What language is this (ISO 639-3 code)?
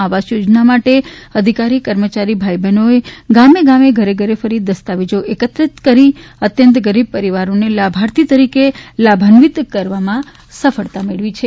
guj